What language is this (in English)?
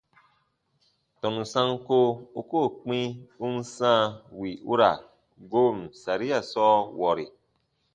Baatonum